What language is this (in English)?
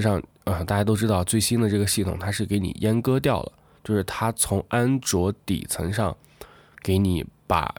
Chinese